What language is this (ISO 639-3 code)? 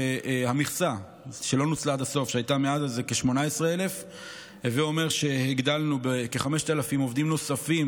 heb